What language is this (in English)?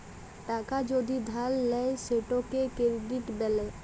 Bangla